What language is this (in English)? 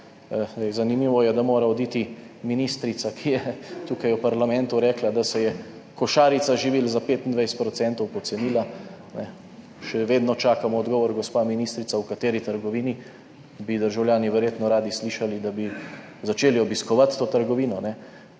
Slovenian